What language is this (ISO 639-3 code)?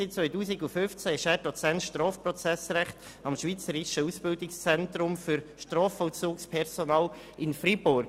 gsw